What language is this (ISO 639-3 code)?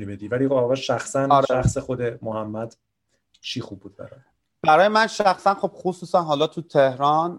fas